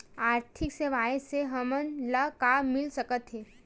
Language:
Chhattisgarhi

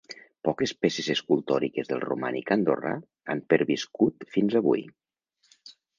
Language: Catalan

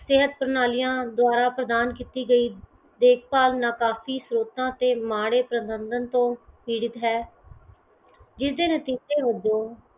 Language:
Punjabi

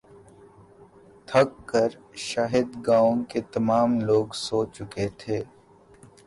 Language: Urdu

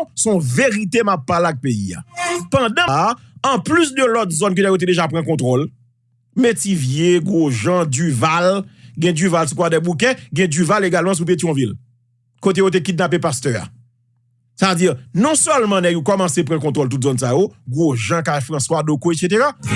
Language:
French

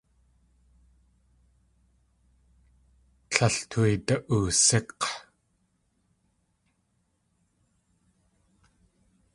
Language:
Tlingit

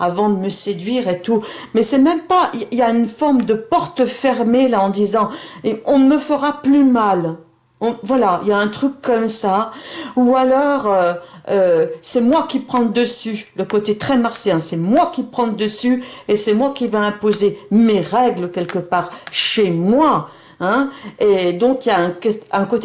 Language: French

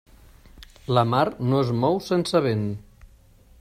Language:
Catalan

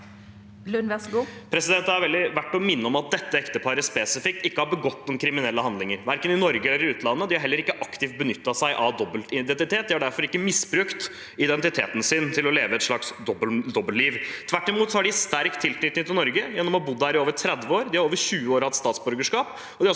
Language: Norwegian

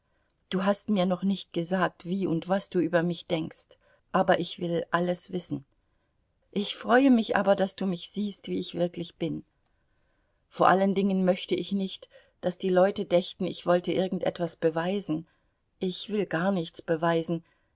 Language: German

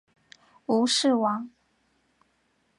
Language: Chinese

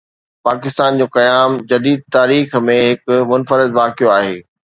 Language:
Sindhi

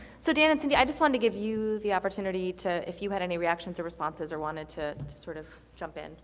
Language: English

